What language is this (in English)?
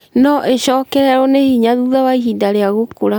Kikuyu